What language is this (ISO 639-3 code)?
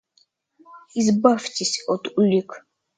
rus